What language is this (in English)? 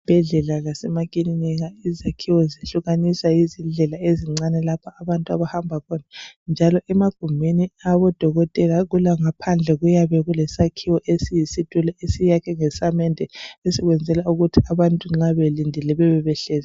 North Ndebele